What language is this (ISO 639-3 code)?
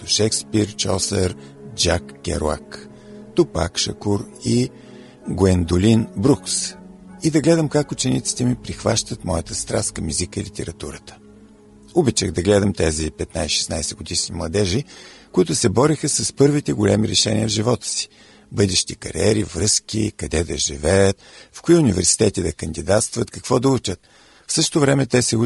bul